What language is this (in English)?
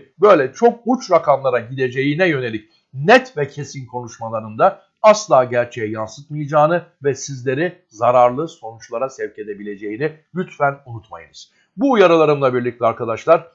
Turkish